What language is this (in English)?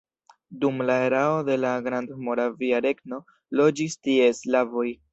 Esperanto